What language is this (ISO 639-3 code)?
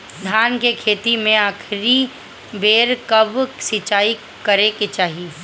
bho